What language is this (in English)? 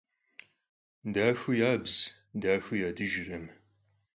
Kabardian